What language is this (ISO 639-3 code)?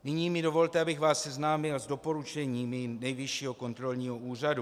ces